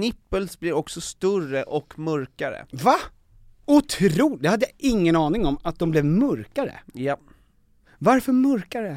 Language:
Swedish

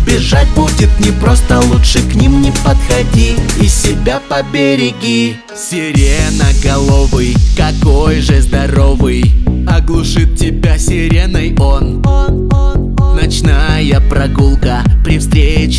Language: Russian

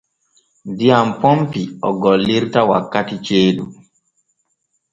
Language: Borgu Fulfulde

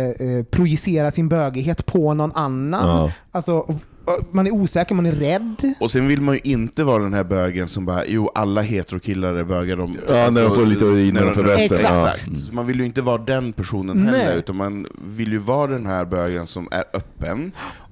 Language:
Swedish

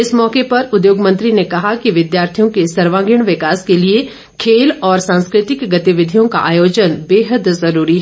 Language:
Hindi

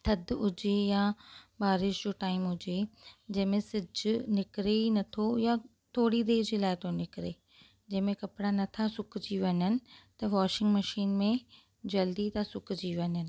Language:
Sindhi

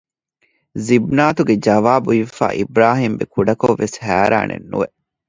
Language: Divehi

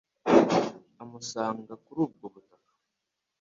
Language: Kinyarwanda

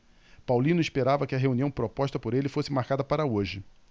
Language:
Portuguese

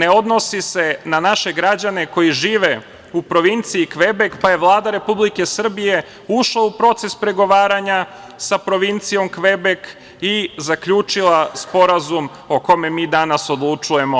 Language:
Serbian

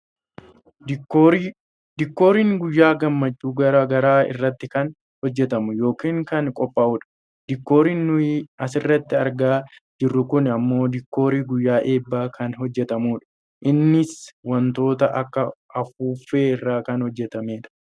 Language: Oromo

